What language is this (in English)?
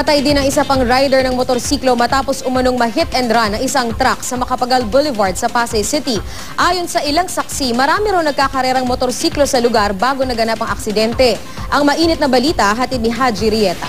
Filipino